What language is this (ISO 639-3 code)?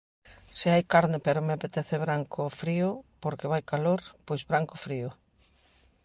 glg